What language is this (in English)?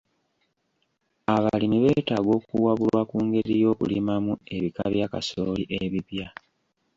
Ganda